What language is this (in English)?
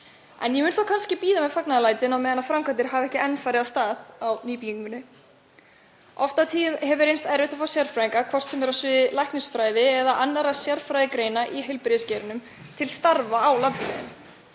Icelandic